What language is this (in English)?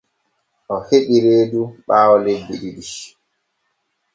Borgu Fulfulde